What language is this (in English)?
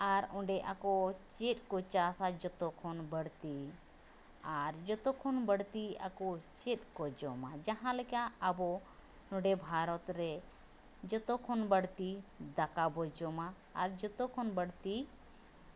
Santali